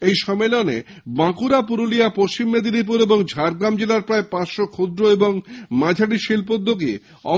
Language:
Bangla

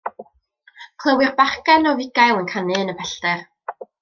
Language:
Welsh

